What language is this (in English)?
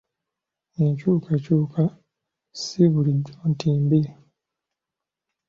Ganda